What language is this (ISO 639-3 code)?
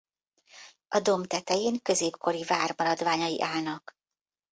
hun